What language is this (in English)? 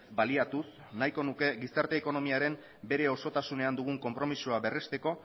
Basque